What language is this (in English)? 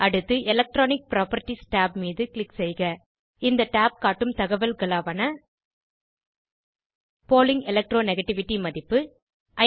Tamil